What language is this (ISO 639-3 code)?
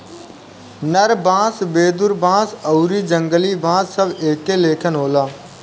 bho